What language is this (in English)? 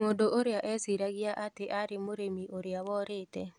Kikuyu